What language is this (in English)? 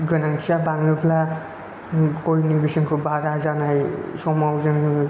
Bodo